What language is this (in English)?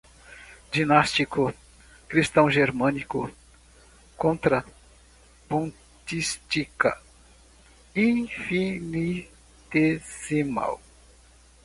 Portuguese